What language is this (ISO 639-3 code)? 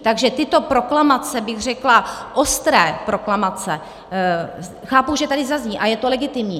ces